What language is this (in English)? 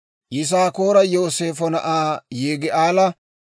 Dawro